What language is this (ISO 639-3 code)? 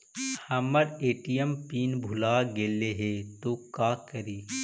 mag